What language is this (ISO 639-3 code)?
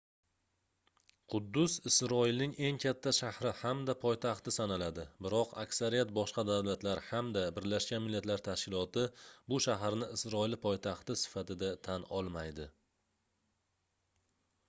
uzb